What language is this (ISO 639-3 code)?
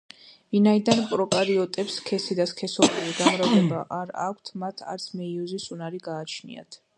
kat